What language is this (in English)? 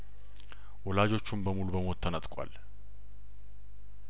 Amharic